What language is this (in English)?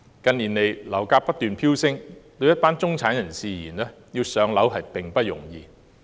Cantonese